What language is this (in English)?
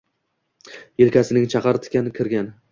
Uzbek